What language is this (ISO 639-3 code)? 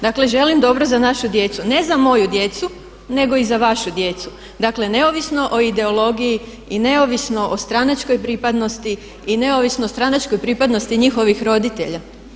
hrv